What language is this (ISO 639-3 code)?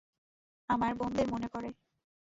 ben